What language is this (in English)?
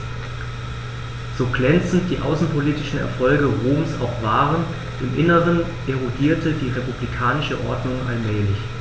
German